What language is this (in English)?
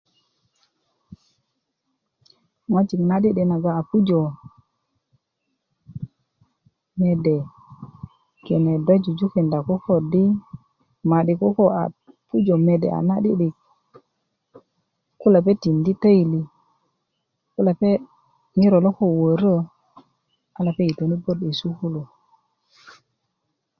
Kuku